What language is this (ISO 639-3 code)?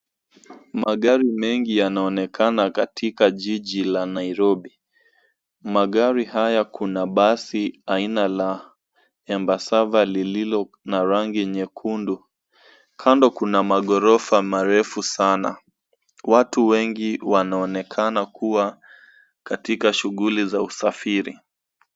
swa